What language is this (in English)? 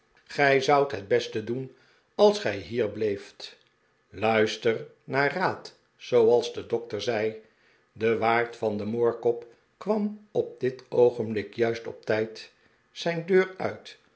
Dutch